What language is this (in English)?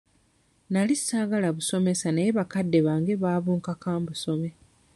Ganda